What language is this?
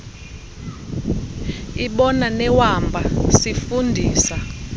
Xhosa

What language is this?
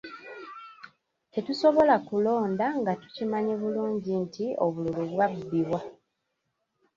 Ganda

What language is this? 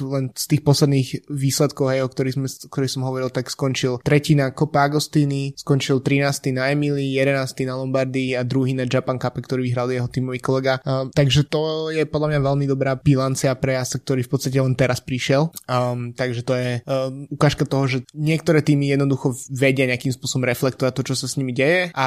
Slovak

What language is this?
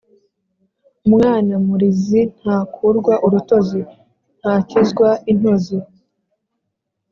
Kinyarwanda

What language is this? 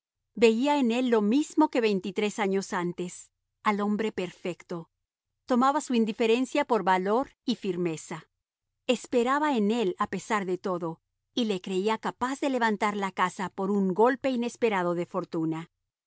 Spanish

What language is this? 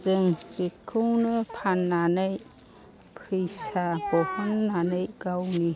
Bodo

